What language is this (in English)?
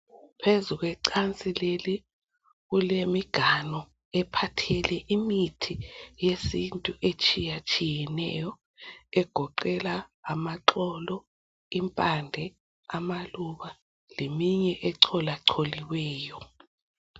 North Ndebele